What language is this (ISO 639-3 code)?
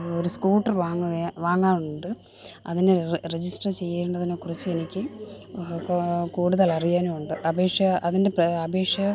mal